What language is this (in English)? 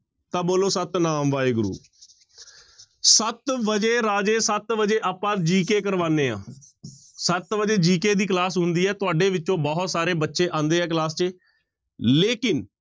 Punjabi